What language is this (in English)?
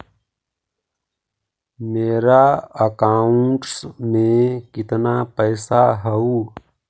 Magahi